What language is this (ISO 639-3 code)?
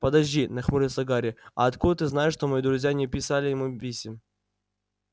rus